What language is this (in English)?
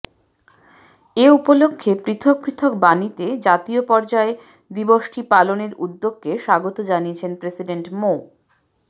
Bangla